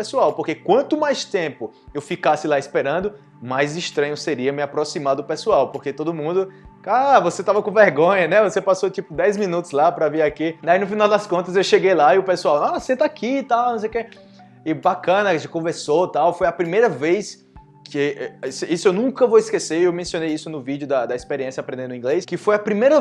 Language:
Portuguese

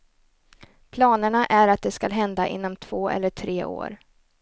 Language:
Swedish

